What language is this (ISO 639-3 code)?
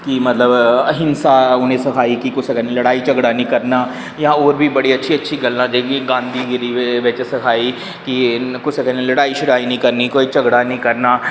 doi